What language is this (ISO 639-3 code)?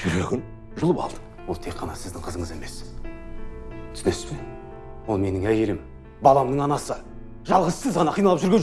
rus